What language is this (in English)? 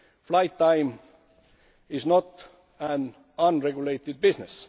English